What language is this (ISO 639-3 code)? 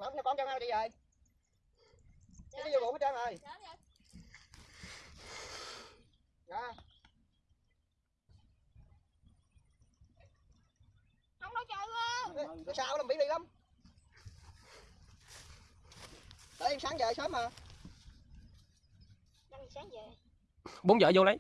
vie